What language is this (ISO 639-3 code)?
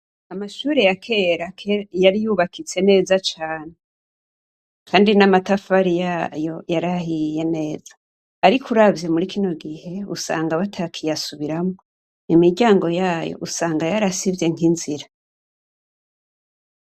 run